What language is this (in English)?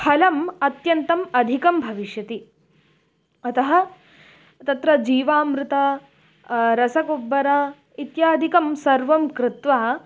Sanskrit